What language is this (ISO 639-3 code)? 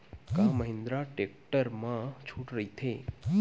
hne